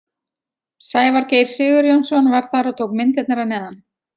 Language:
Icelandic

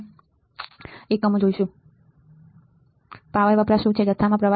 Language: Gujarati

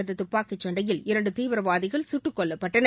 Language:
Tamil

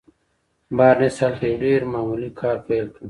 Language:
Pashto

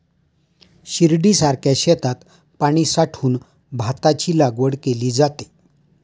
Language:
Marathi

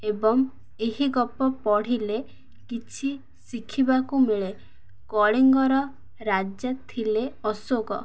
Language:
Odia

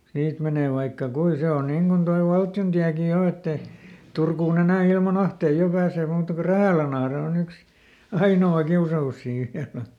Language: Finnish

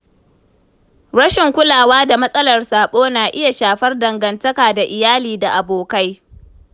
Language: Hausa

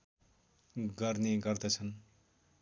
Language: Nepali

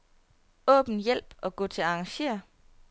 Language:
Danish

